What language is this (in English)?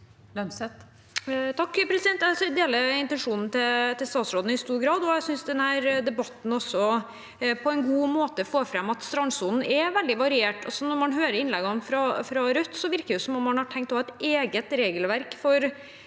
Norwegian